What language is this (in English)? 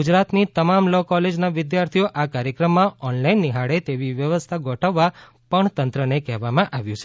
Gujarati